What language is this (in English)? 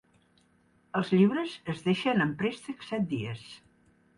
Catalan